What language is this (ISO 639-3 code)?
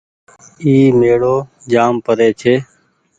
gig